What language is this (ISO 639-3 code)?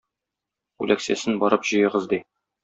tat